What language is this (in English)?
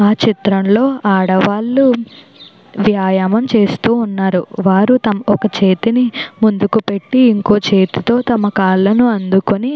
Telugu